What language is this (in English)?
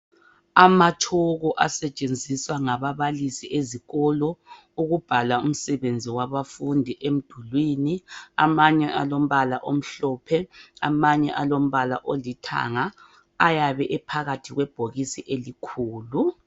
North Ndebele